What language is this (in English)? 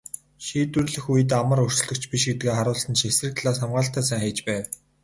Mongolian